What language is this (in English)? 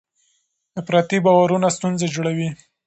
Pashto